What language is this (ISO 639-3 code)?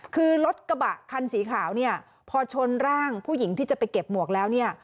tha